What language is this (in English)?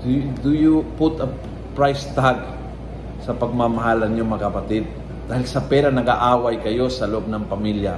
Filipino